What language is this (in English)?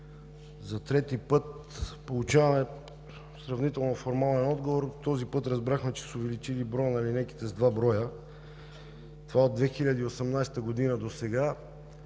Bulgarian